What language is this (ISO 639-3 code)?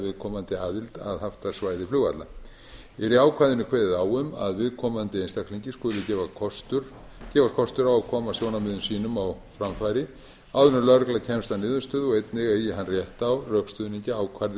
isl